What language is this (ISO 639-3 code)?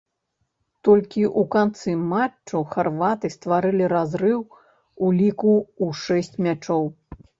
bel